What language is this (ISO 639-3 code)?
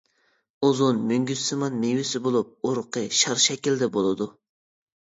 uig